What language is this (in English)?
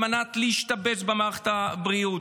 Hebrew